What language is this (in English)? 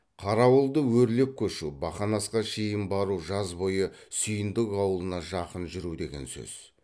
Kazakh